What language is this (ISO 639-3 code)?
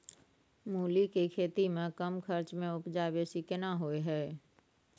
mai